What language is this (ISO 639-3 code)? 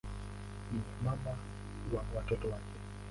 swa